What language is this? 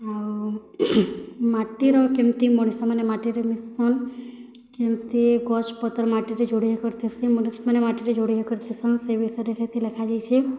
Odia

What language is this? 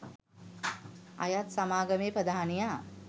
Sinhala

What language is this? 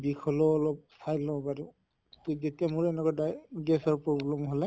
Assamese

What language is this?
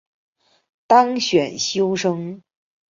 Chinese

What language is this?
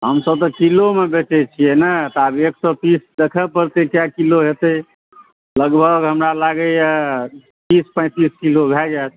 Maithili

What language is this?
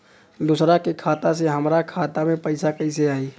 Bhojpuri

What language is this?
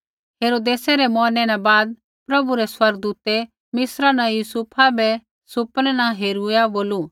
Kullu Pahari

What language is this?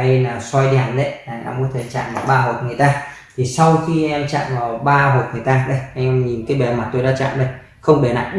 Vietnamese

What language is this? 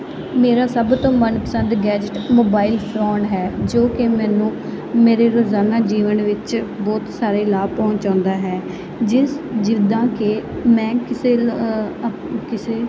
Punjabi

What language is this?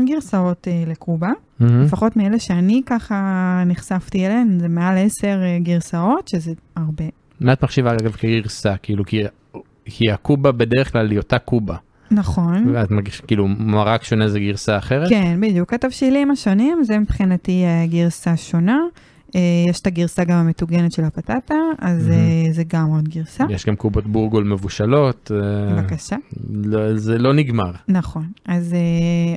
Hebrew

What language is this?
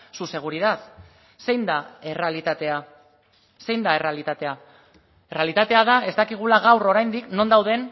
Basque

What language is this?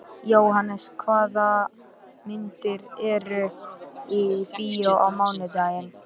Icelandic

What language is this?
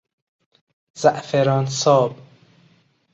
Persian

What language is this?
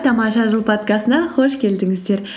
Kazakh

